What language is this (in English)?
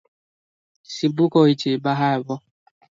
Odia